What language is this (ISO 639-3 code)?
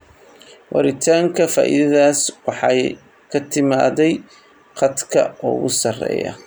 som